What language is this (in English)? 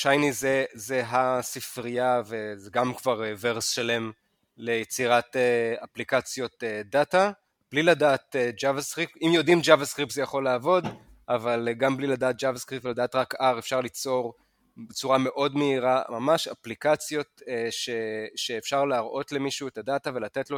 Hebrew